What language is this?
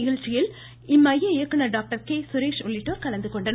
Tamil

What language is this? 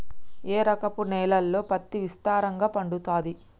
Telugu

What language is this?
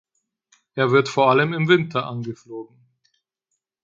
German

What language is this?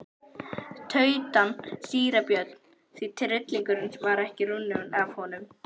Icelandic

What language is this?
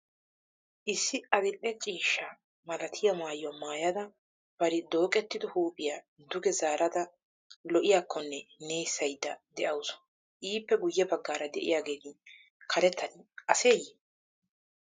Wolaytta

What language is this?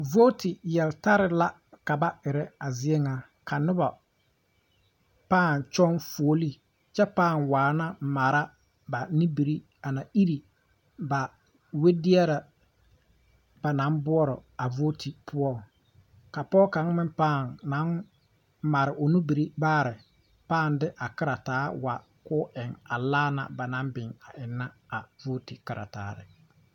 Southern Dagaare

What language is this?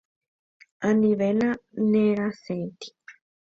Guarani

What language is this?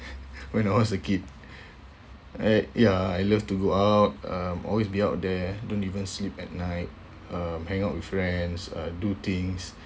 English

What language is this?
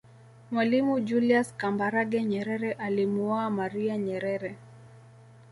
Swahili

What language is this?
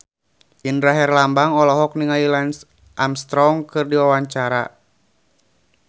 Sundanese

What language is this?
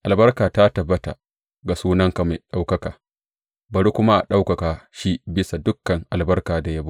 Hausa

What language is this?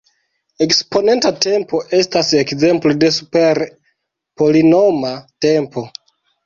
Esperanto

